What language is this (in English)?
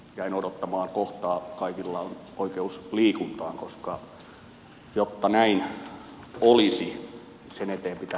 Finnish